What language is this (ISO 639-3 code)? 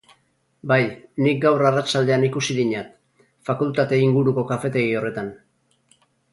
eus